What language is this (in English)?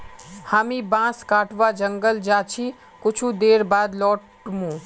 Magahi